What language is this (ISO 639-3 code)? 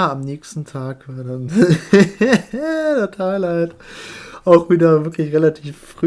deu